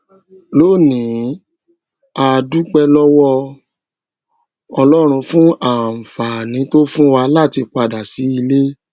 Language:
Yoruba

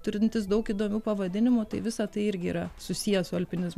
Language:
Lithuanian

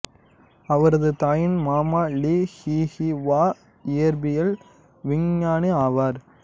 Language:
Tamil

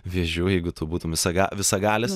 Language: Lithuanian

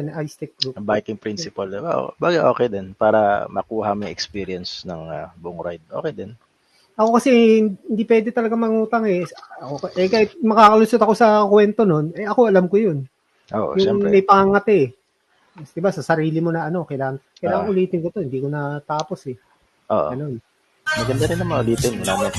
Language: Filipino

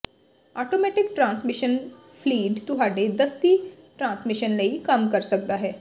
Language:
Punjabi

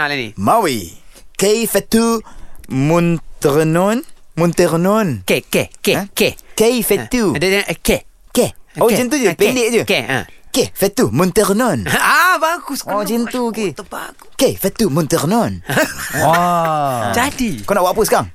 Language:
Malay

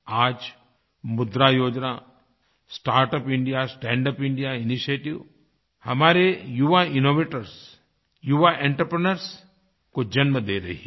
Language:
Hindi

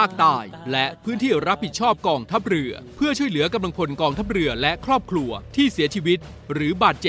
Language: Thai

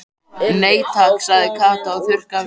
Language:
Icelandic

